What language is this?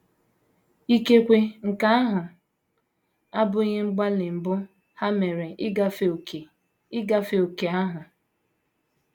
Igbo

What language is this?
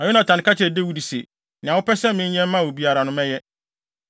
Akan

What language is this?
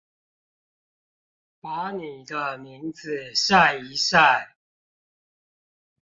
Chinese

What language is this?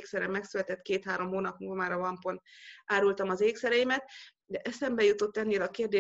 Hungarian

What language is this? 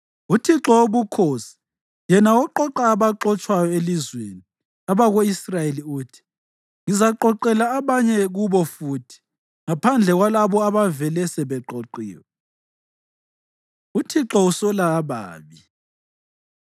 North Ndebele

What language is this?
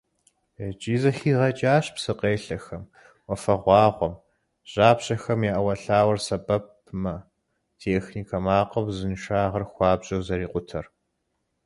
Kabardian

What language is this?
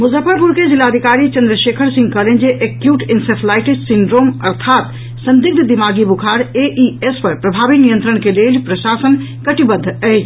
Maithili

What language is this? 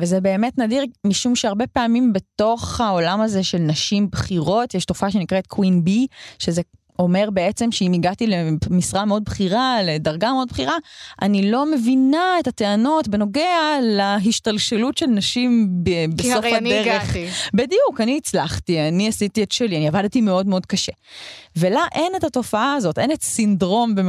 Hebrew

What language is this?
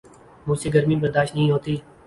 Urdu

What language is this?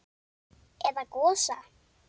Icelandic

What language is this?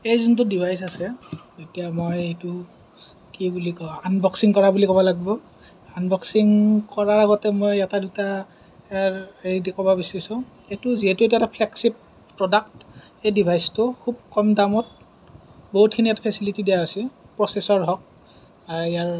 Assamese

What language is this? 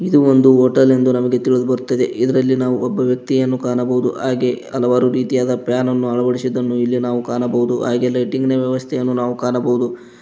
Kannada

